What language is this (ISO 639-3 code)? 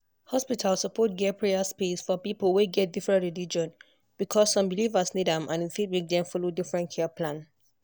pcm